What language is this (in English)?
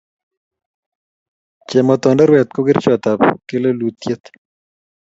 Kalenjin